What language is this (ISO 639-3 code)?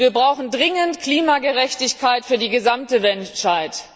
deu